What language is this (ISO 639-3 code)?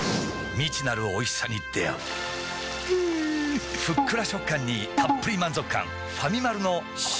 jpn